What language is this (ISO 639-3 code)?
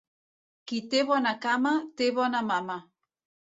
cat